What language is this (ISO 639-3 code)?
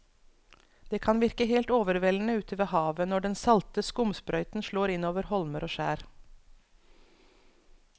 nor